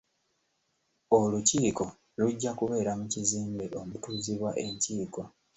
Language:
Ganda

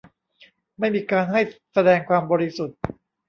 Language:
Thai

